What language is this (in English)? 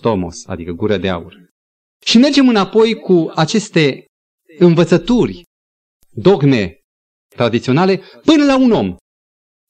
Romanian